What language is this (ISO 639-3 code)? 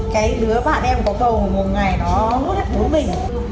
vie